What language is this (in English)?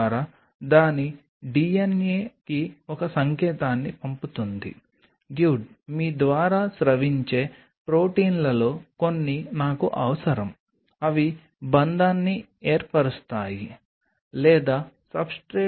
Telugu